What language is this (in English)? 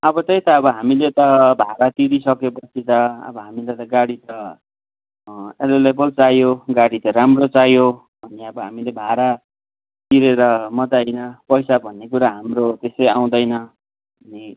Nepali